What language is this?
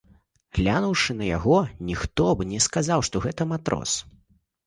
Belarusian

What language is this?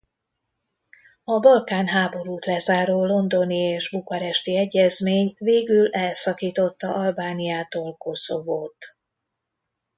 Hungarian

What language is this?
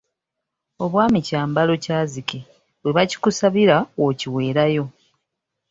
Ganda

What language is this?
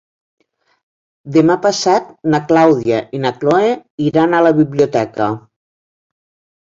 Catalan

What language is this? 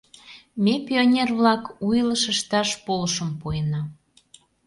Mari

